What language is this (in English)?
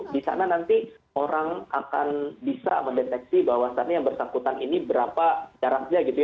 Indonesian